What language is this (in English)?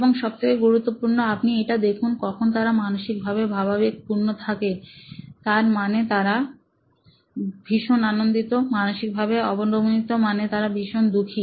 Bangla